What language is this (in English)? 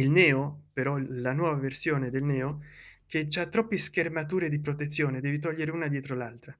Italian